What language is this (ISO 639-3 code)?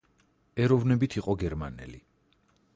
kat